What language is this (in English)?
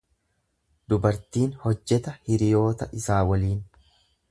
Oromo